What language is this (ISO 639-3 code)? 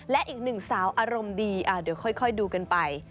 tha